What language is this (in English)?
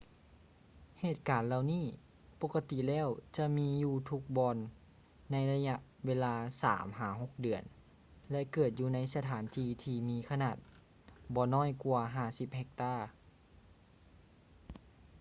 Lao